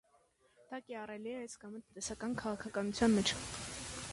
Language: Armenian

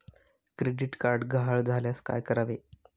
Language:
Marathi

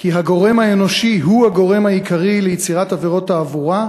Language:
Hebrew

